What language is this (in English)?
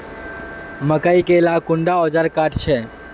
Magahi